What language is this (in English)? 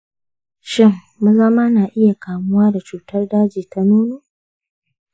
Hausa